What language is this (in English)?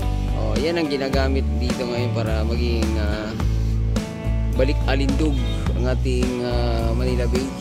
Filipino